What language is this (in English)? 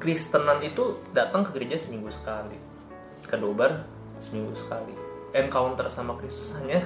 Indonesian